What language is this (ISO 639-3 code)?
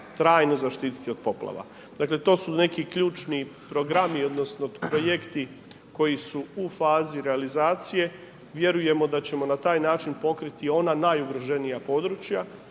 hrv